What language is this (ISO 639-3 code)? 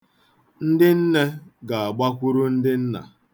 ibo